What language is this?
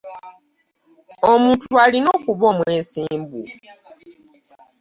Ganda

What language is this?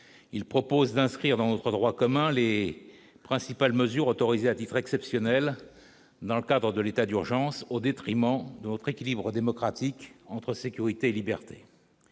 French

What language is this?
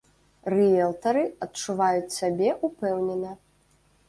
Belarusian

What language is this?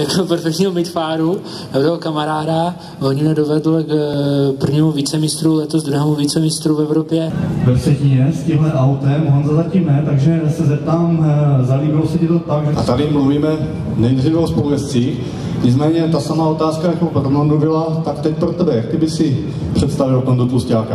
Czech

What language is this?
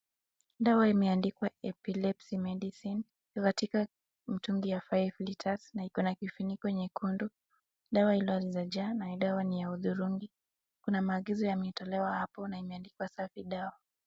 Swahili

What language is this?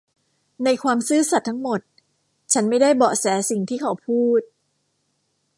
Thai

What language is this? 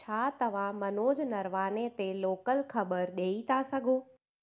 Sindhi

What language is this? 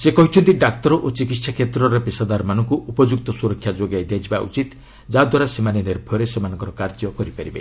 Odia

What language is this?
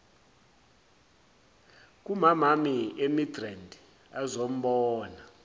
Zulu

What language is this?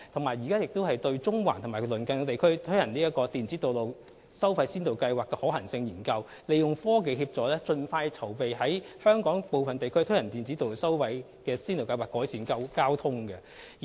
Cantonese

